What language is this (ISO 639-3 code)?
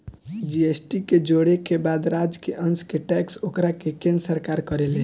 bho